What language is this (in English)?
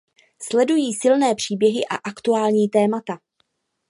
Czech